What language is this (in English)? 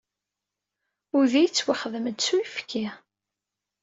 Kabyle